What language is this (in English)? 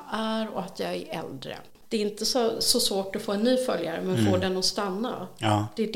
Swedish